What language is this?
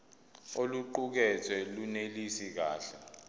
Zulu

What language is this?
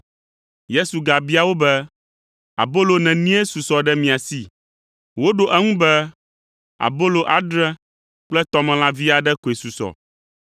Ewe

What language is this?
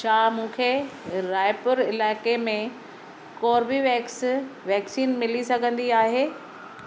Sindhi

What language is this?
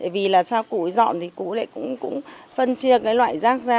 Vietnamese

